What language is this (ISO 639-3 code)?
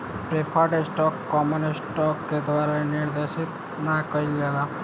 bho